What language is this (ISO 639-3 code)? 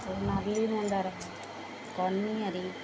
ori